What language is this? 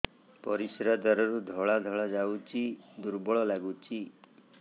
Odia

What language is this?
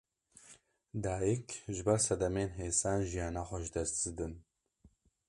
Kurdish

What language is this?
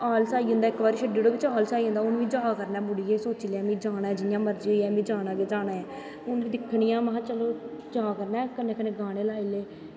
Dogri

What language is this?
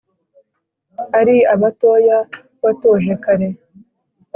Kinyarwanda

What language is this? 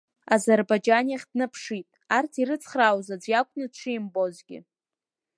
Abkhazian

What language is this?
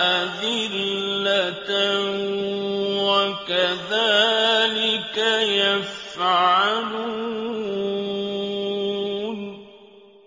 Arabic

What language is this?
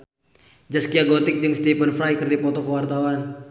Sundanese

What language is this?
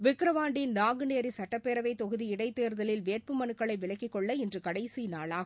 Tamil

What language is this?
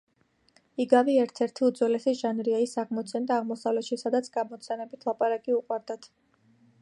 Georgian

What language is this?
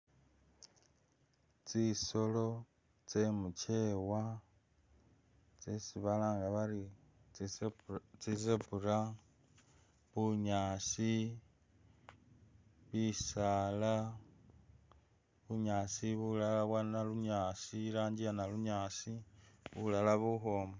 Masaaba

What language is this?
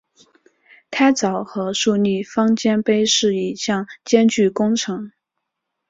Chinese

